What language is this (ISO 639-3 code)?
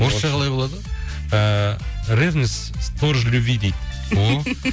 kaz